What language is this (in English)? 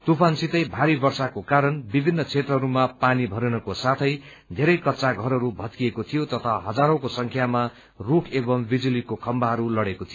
Nepali